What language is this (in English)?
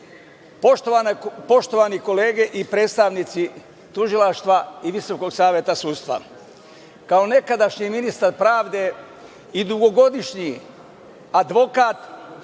Serbian